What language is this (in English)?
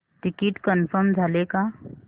Marathi